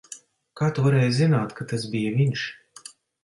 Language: Latvian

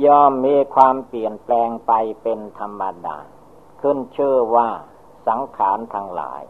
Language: Thai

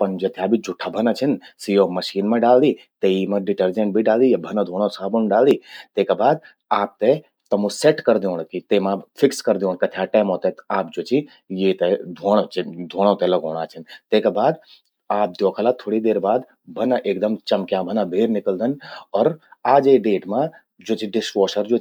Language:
Garhwali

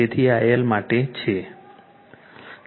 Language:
Gujarati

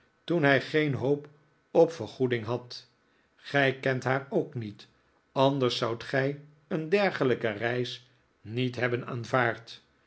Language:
Dutch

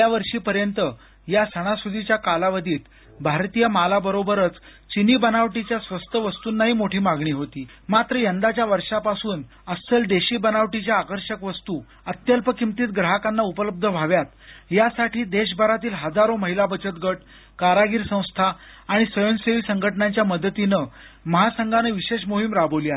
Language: Marathi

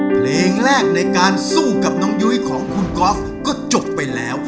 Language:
Thai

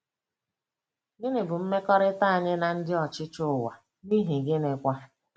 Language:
Igbo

